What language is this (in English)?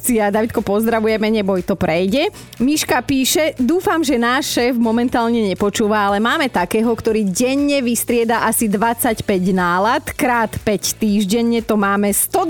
Slovak